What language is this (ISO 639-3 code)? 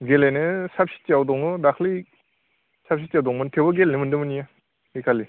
brx